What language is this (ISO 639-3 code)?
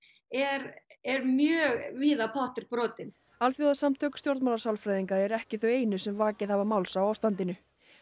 isl